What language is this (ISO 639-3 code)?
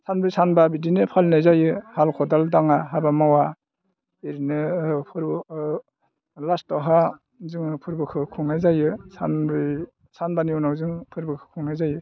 brx